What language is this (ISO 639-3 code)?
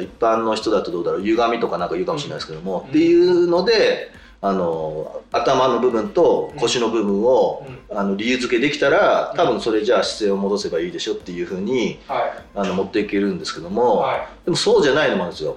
jpn